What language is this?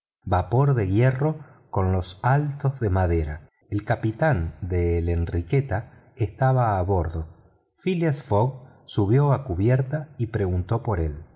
Spanish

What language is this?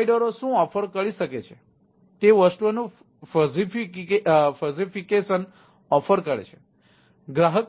Gujarati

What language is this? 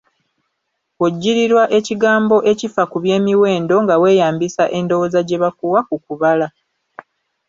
Ganda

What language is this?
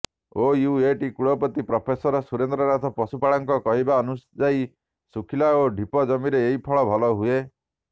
Odia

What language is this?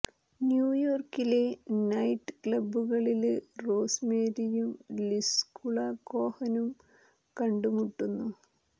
Malayalam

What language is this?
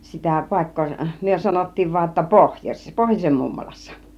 Finnish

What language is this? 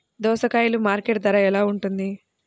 Telugu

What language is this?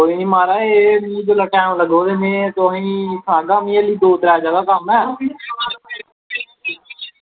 Dogri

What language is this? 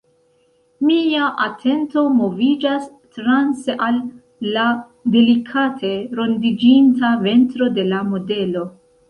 Esperanto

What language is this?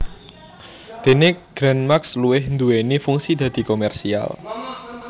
Javanese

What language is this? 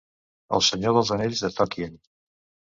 Catalan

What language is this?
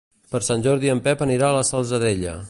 Catalan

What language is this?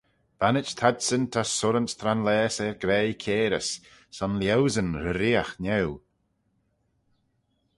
Manx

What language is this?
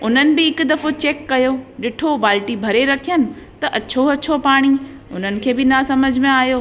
Sindhi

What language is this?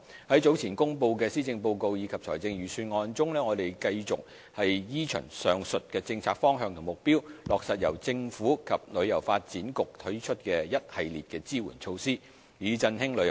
Cantonese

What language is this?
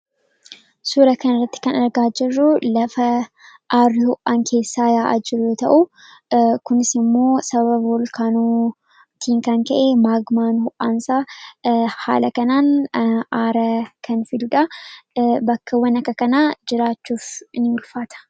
Oromo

